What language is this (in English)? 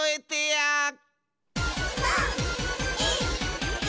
Japanese